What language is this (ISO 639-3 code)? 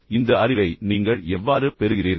tam